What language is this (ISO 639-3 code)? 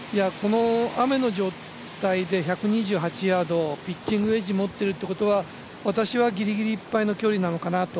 jpn